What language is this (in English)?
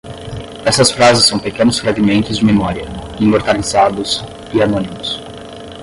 Portuguese